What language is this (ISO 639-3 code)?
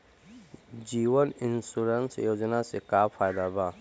bho